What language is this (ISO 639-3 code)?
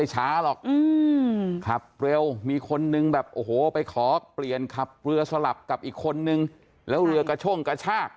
tha